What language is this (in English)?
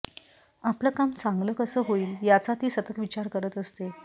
Marathi